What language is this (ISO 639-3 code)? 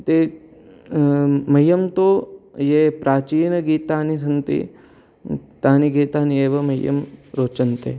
san